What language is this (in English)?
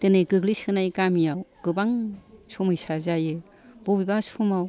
Bodo